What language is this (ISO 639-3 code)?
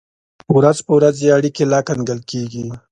pus